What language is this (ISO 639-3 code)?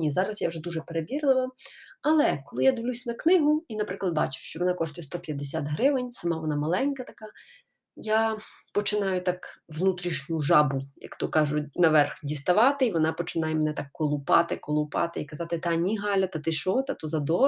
ukr